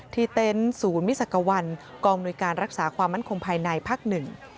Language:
Thai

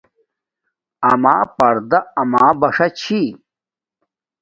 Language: Domaaki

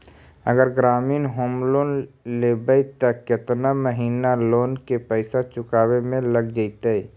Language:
Magahi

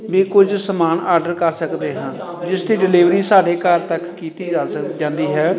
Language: Punjabi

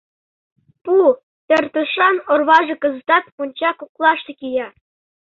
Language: Mari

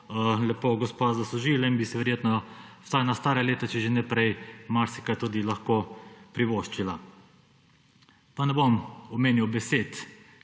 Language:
Slovenian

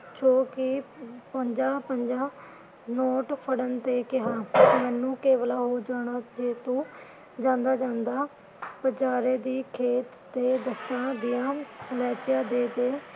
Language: Punjabi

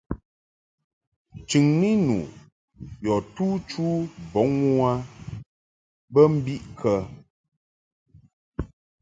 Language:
Mungaka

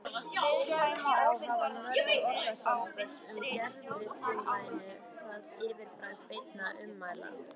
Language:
Icelandic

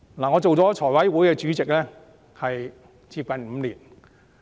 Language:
Cantonese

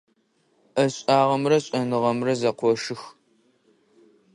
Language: Adyghe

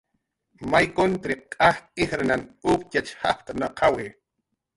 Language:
Jaqaru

